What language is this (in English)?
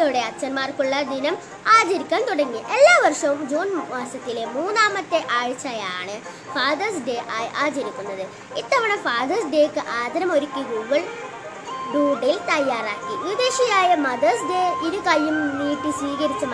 Malayalam